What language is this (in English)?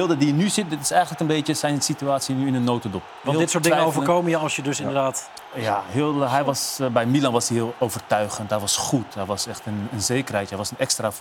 Dutch